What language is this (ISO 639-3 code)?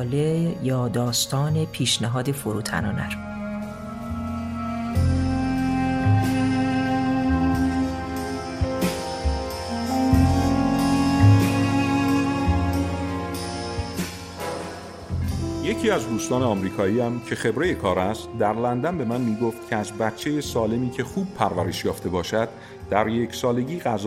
fas